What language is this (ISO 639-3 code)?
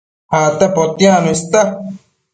mcf